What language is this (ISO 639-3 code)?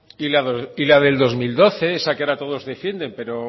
spa